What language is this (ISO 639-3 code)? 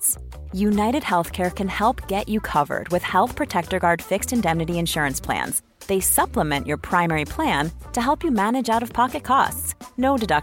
nld